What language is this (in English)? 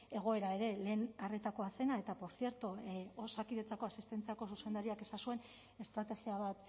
Basque